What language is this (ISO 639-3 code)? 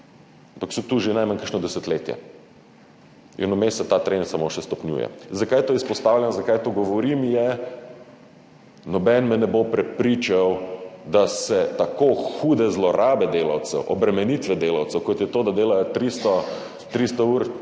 slv